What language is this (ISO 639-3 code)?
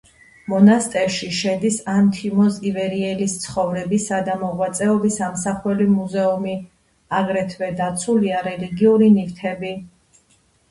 kat